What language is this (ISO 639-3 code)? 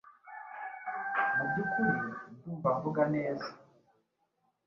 kin